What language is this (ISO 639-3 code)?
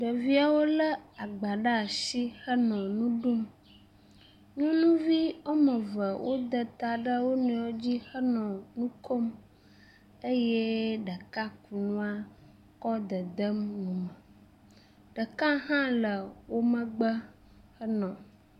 ewe